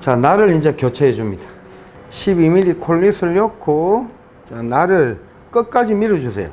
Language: Korean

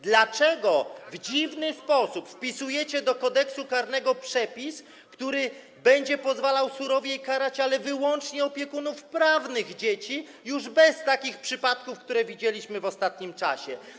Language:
Polish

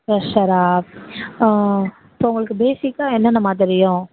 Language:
Tamil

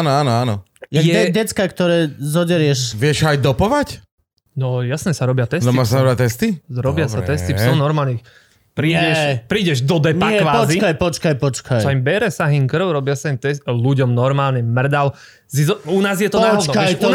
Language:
Slovak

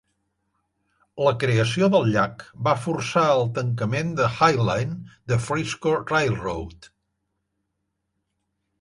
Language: Catalan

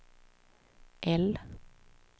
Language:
Swedish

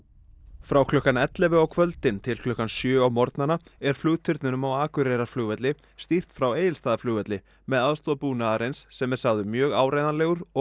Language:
Icelandic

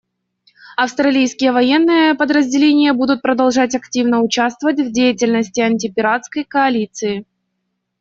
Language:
Russian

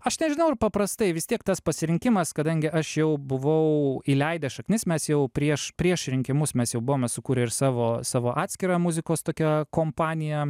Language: Lithuanian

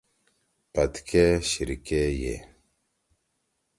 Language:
Torwali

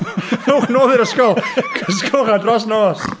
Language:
Welsh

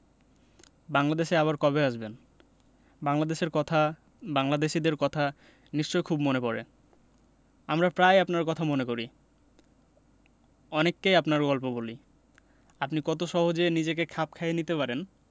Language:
Bangla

